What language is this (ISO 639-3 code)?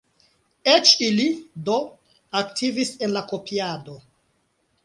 epo